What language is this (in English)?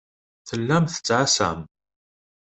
Kabyle